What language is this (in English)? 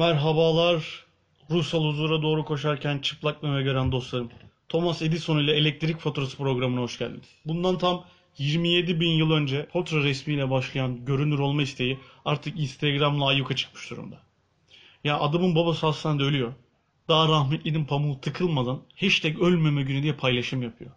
Turkish